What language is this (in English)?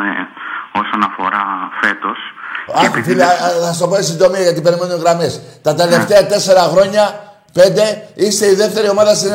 Greek